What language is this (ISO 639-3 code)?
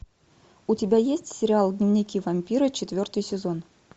rus